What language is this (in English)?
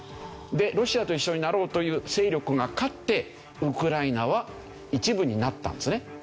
Japanese